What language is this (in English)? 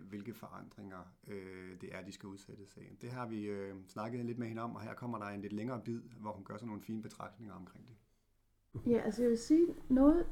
Danish